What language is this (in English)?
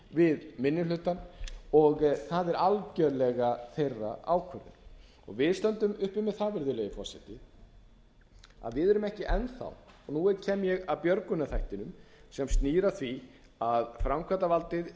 Icelandic